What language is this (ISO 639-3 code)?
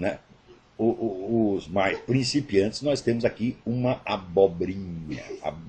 por